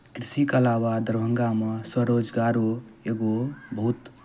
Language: Maithili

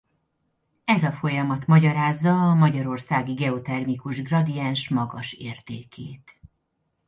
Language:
Hungarian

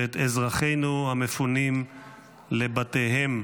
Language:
Hebrew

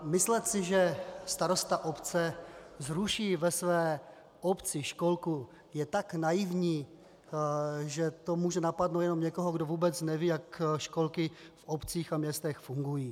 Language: Czech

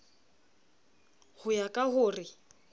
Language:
Southern Sotho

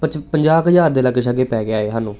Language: Punjabi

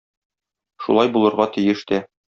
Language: Tatar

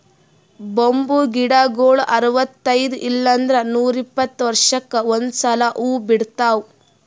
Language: Kannada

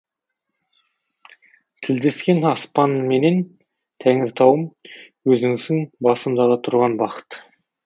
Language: Kazakh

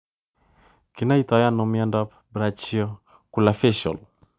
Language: Kalenjin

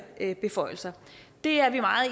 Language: Danish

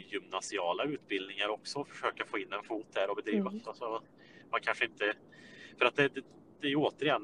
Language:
Swedish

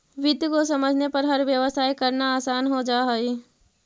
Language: Magahi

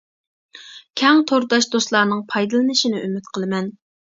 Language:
Uyghur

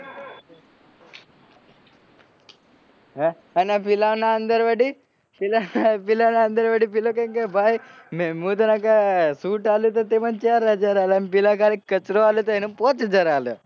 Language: Gujarati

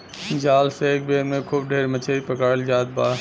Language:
Bhojpuri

